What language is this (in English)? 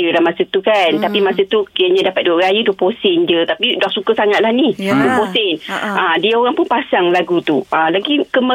Malay